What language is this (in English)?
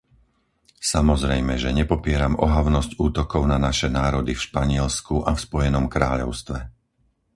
Slovak